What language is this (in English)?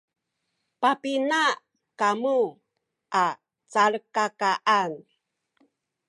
Sakizaya